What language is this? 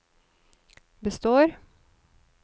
Norwegian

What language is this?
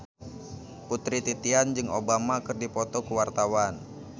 Sundanese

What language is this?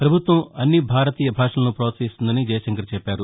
Telugu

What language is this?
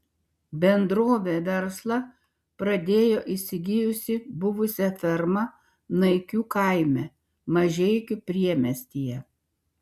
Lithuanian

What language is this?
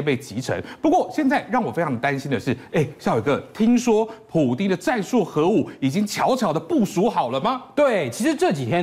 Chinese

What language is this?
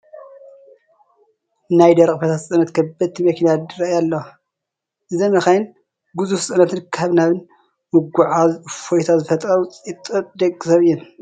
Tigrinya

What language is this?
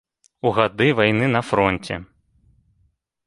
Belarusian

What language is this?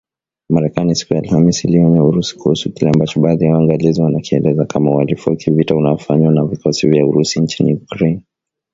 Swahili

